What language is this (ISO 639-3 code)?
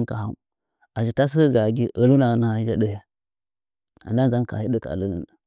nja